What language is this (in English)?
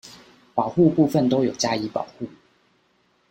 Chinese